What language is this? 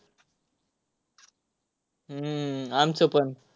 Marathi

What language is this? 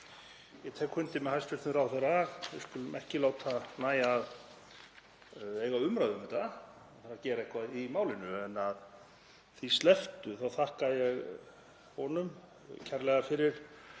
Icelandic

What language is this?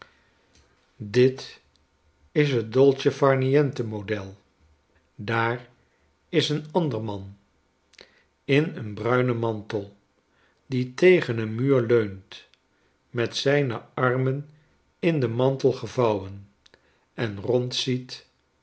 Dutch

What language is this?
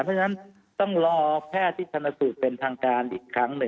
Thai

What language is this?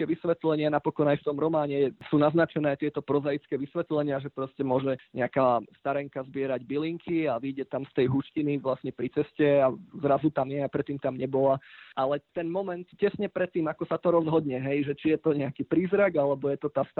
Slovak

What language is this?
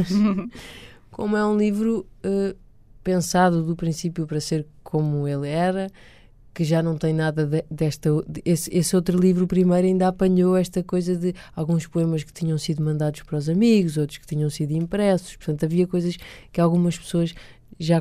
Portuguese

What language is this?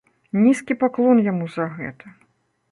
Belarusian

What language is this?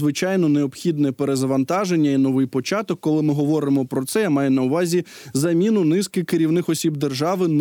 Ukrainian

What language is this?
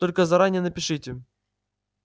Russian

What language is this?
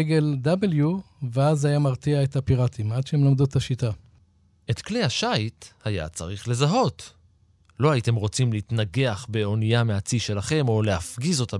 Hebrew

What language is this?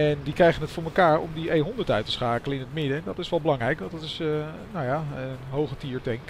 Dutch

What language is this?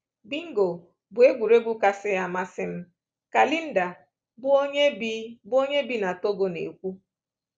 Igbo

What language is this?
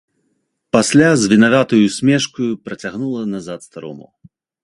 Belarusian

